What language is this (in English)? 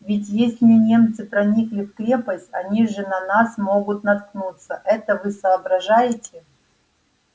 Russian